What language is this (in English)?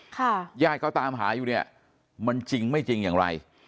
Thai